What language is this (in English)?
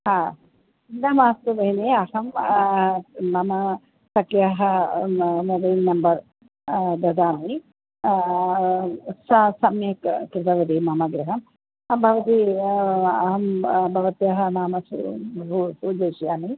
Sanskrit